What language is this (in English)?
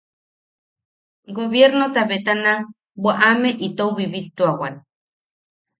Yaqui